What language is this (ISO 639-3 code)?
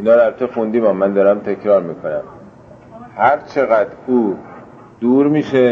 fas